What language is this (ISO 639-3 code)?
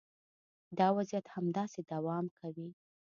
pus